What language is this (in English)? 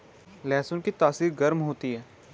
Hindi